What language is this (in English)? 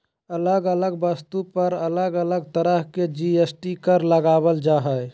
Magahi